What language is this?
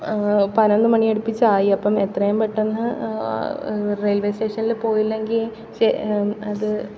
Malayalam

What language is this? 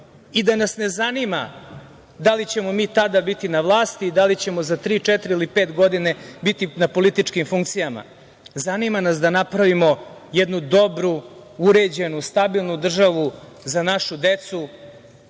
Serbian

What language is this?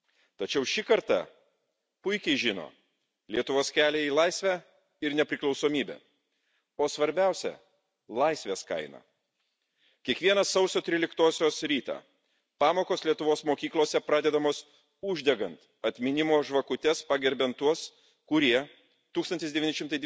Lithuanian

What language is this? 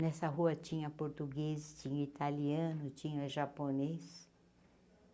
Portuguese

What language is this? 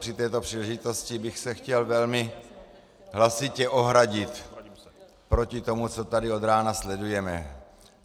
Czech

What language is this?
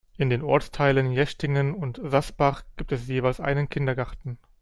German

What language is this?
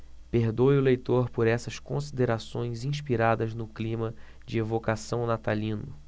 Portuguese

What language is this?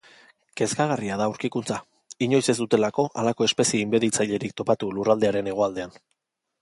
Basque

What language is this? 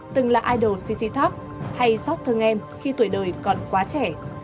Vietnamese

